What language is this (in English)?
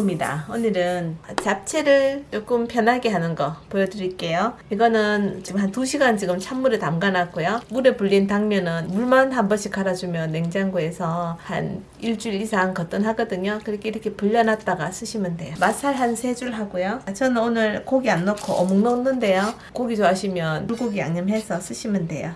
Korean